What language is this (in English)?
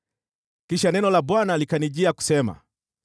Swahili